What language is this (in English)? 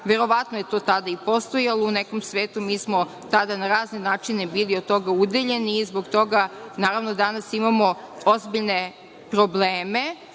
Serbian